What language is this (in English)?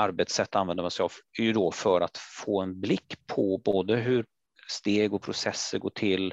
Swedish